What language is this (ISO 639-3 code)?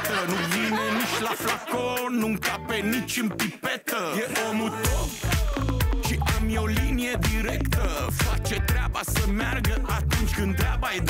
ron